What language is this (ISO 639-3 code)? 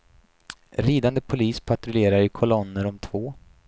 swe